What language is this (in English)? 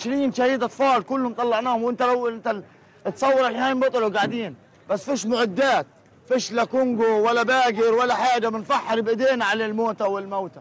Arabic